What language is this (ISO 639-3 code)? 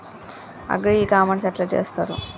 tel